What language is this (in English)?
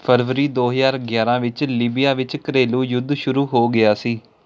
Punjabi